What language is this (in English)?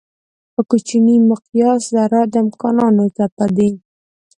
Pashto